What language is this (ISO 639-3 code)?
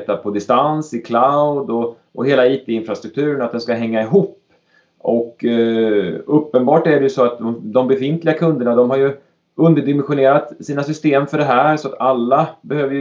swe